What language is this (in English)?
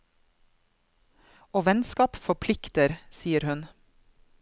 Norwegian